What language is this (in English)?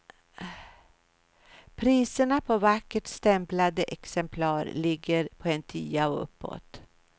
Swedish